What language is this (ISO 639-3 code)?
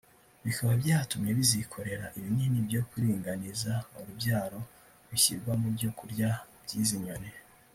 kin